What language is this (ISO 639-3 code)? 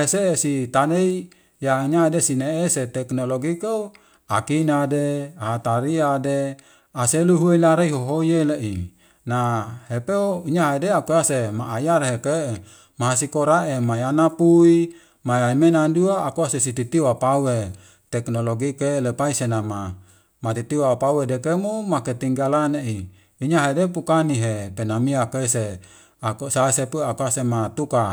weo